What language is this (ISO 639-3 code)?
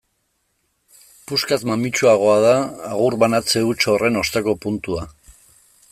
eus